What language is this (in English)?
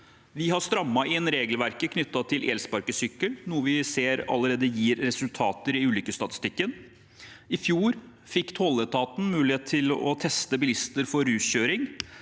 Norwegian